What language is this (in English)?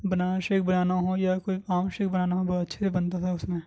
Urdu